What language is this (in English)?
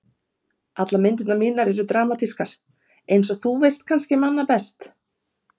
Icelandic